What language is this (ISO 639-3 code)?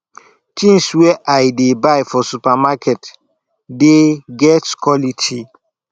pcm